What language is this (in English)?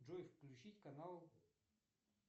Russian